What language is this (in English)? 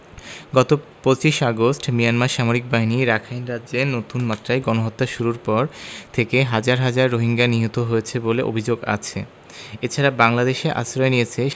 Bangla